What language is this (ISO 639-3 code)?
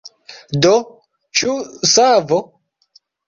epo